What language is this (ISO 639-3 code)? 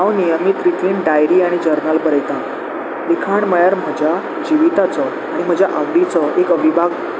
kok